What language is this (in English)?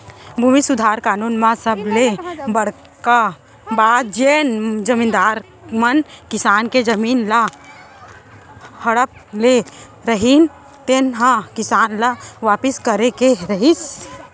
Chhattisgarhi